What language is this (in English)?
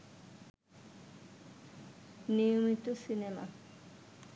Bangla